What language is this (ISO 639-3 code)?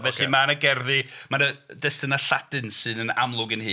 cym